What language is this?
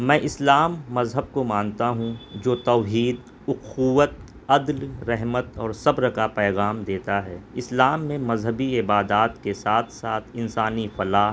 Urdu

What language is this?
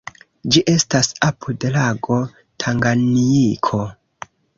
Esperanto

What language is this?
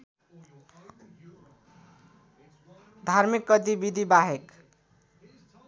Nepali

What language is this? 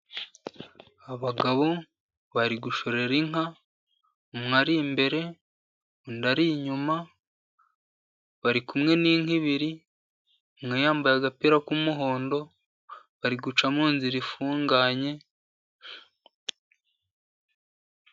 Kinyarwanda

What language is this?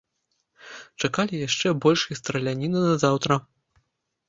Belarusian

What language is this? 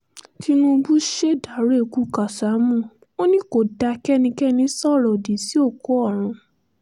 Yoruba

